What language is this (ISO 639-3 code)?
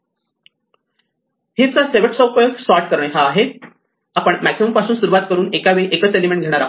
mar